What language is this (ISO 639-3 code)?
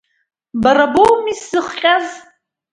abk